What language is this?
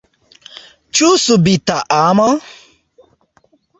Esperanto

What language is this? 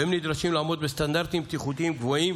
Hebrew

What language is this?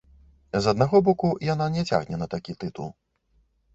Belarusian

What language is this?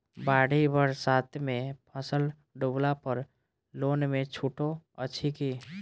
Maithili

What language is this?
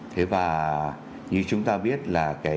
Vietnamese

